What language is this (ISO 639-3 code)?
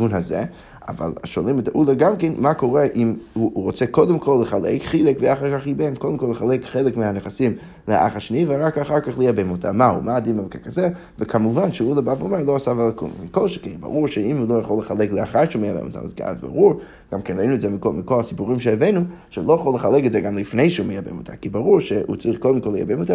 heb